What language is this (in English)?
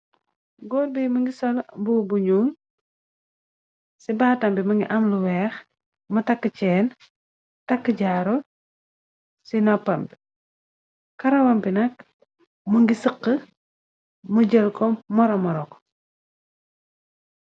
Wolof